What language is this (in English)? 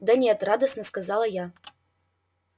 Russian